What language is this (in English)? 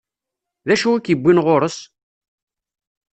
Kabyle